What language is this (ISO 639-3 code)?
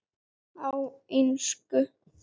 isl